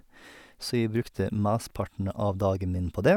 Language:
Norwegian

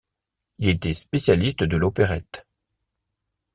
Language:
French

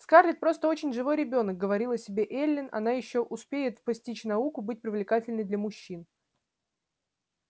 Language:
Russian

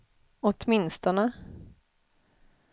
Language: Swedish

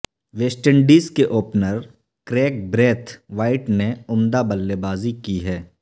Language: Urdu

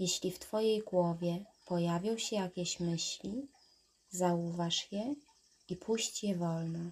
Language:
Polish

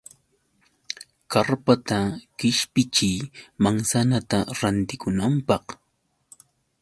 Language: Yauyos Quechua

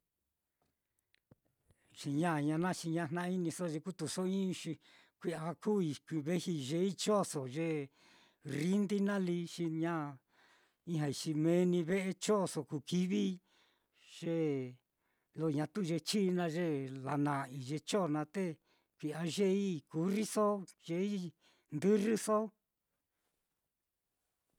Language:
Mitlatongo Mixtec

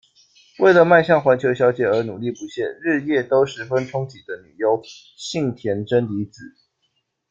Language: Chinese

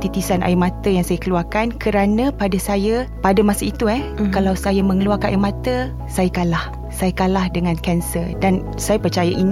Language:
Malay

